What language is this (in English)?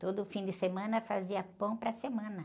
Portuguese